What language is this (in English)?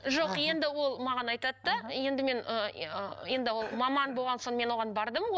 Kazakh